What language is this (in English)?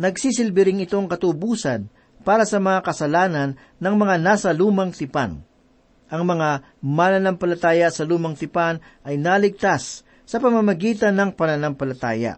Filipino